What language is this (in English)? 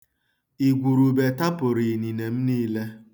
Igbo